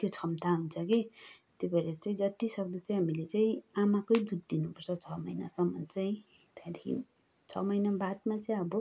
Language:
Nepali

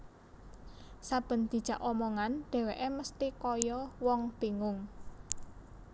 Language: Javanese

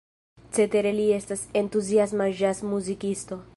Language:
Esperanto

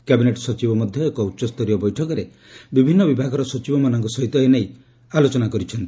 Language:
Odia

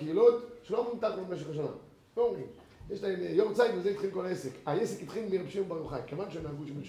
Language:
Hebrew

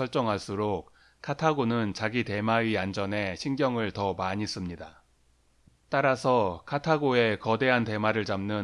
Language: Korean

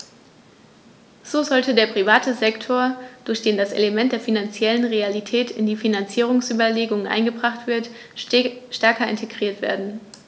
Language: German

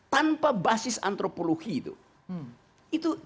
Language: Indonesian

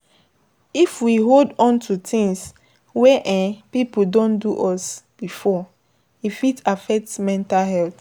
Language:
Nigerian Pidgin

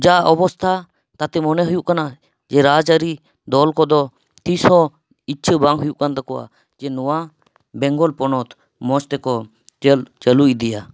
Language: Santali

